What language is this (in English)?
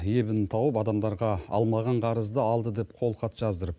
Kazakh